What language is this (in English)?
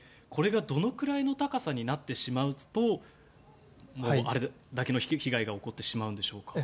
Japanese